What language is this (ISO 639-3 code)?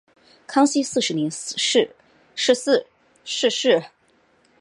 zho